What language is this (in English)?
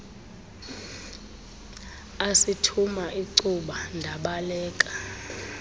Xhosa